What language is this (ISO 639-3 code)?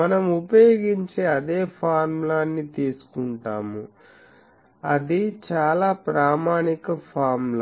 tel